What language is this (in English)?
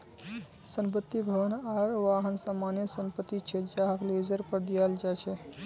Magahi